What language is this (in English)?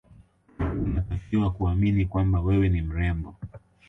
Swahili